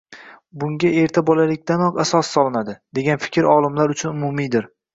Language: Uzbek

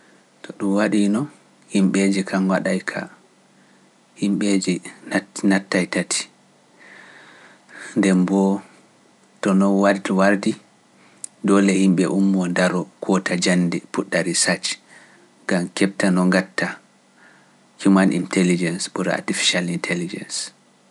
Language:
Pular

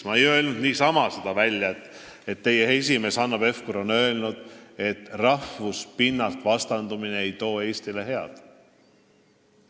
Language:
Estonian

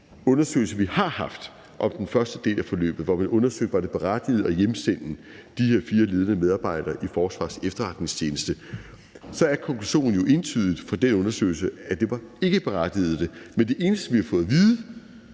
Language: Danish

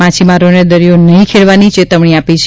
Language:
Gujarati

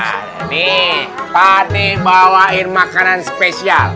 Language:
Indonesian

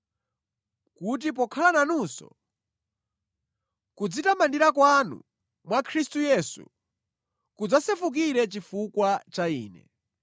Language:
Nyanja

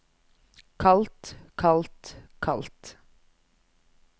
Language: Norwegian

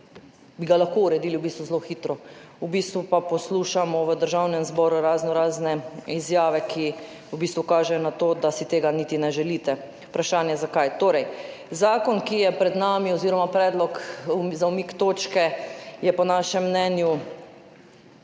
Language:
Slovenian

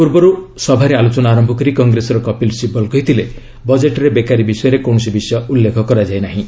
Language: Odia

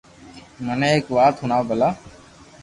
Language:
Loarki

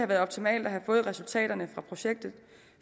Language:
Danish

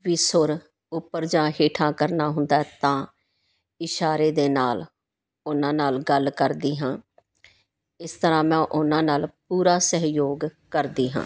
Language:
Punjabi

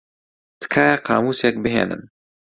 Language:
Central Kurdish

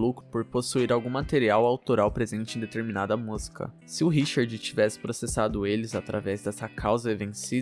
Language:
Portuguese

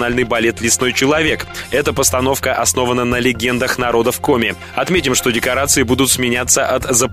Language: Russian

